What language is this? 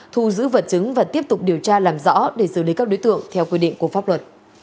Vietnamese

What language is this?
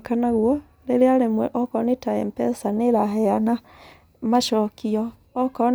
Kikuyu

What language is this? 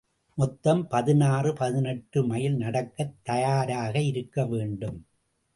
Tamil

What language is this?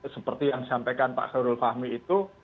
Indonesian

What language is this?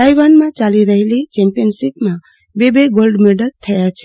Gujarati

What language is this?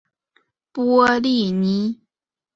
Chinese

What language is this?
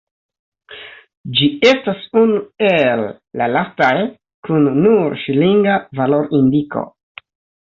Esperanto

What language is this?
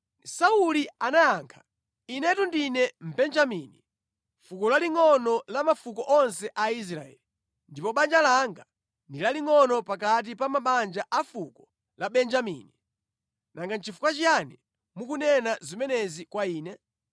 Nyanja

